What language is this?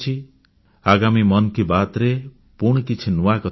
Odia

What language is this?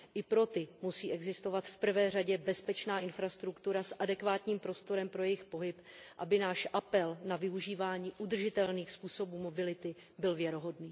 Czech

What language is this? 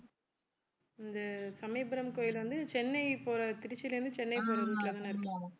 Tamil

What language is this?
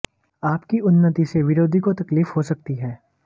Hindi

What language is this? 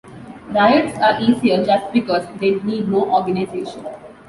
English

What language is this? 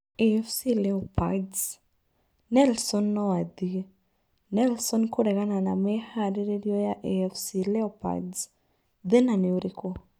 Kikuyu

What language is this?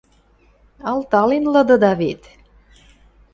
Western Mari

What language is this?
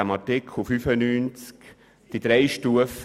Swiss German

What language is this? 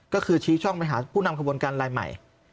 Thai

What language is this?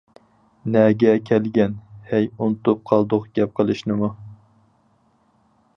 Uyghur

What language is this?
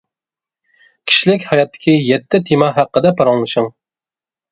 Uyghur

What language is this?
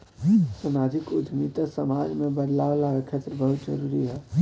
Bhojpuri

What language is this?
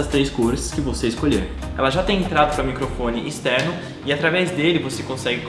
Portuguese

